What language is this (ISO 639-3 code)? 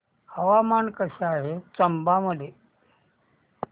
mar